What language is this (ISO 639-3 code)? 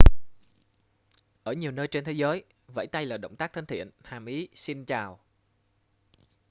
vie